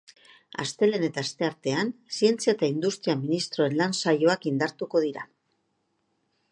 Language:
Basque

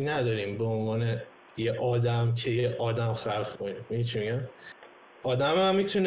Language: Persian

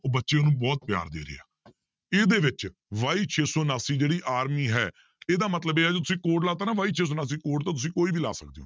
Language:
Punjabi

